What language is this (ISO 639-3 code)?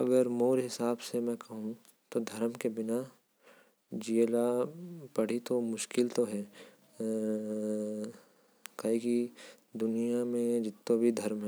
kfp